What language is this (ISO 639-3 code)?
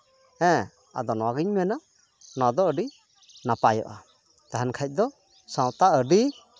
sat